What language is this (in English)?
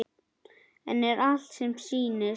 Icelandic